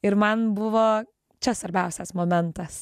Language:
Lithuanian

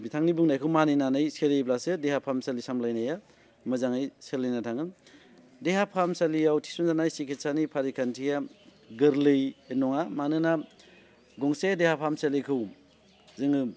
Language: Bodo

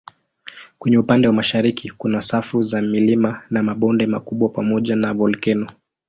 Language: Swahili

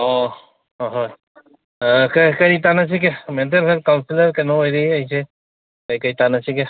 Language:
Manipuri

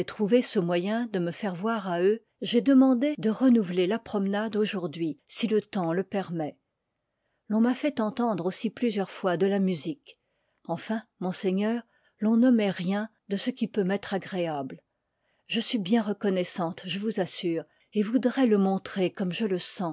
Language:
French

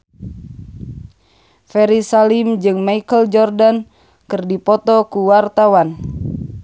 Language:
Sundanese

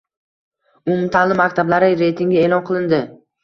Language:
Uzbek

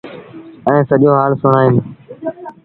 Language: Sindhi Bhil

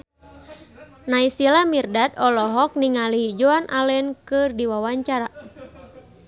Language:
Sundanese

